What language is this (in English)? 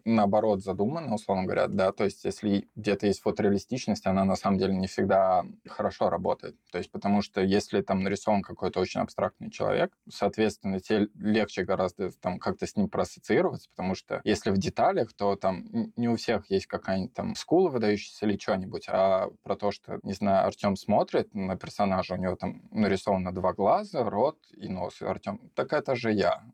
Russian